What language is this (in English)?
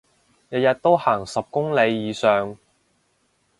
Cantonese